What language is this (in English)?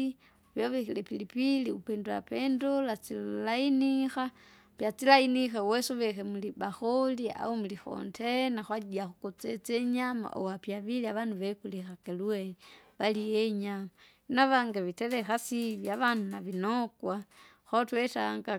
Kinga